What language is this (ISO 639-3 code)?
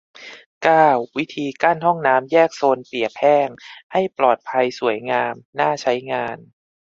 tha